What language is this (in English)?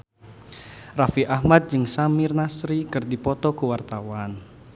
Sundanese